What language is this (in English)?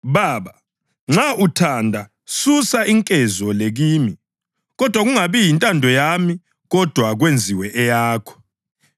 North Ndebele